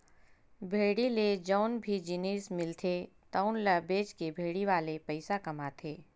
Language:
Chhattisgarhi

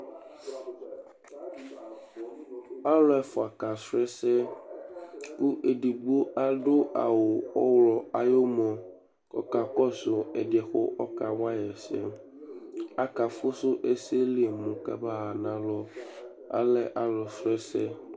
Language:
Ikposo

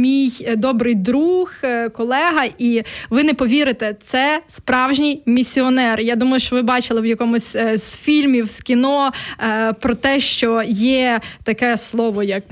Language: Ukrainian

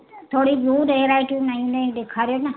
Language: Sindhi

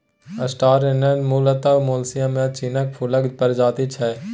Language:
Maithili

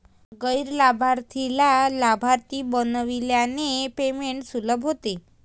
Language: Marathi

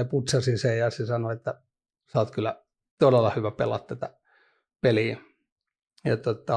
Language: Finnish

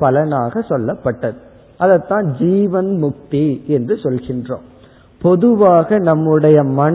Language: Tamil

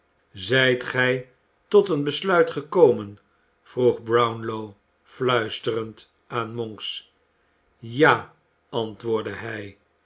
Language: Dutch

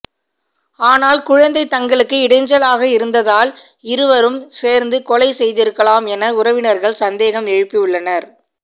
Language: Tamil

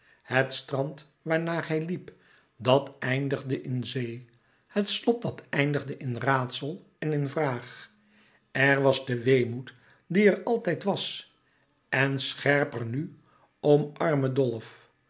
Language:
Dutch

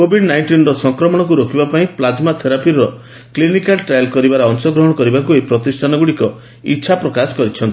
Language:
Odia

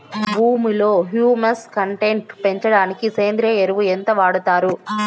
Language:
Telugu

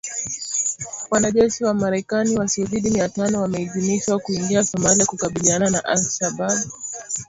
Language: Swahili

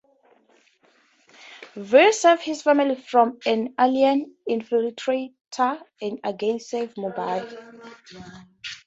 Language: English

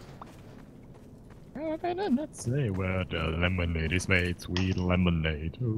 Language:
German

